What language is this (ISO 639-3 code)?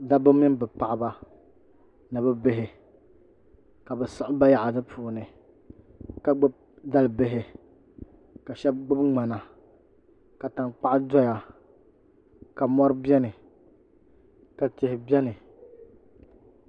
dag